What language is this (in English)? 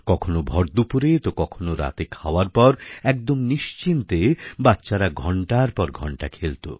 Bangla